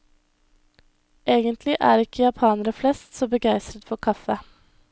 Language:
Norwegian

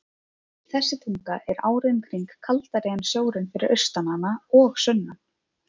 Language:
Icelandic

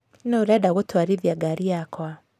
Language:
Kikuyu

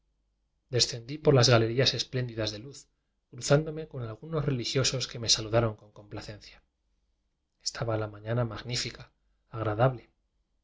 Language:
Spanish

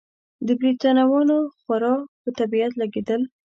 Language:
Pashto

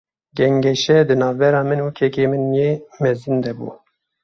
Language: Kurdish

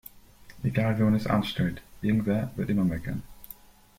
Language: German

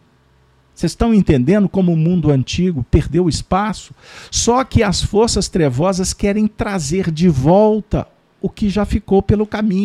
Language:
Portuguese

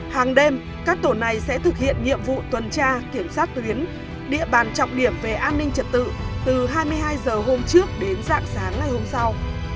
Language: Vietnamese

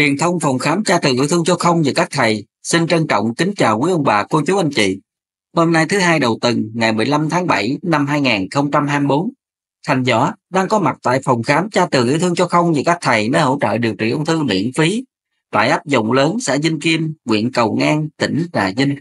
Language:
Vietnamese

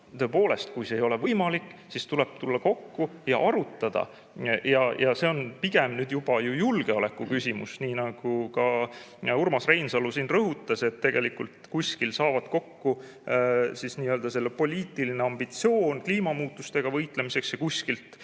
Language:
Estonian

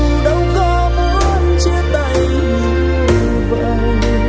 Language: Vietnamese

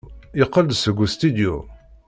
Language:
Kabyle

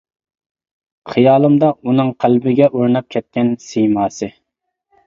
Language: Uyghur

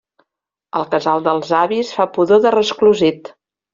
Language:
Catalan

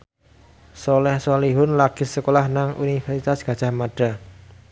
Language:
Javanese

